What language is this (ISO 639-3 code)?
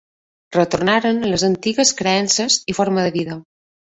cat